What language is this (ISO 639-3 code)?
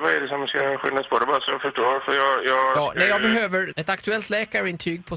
swe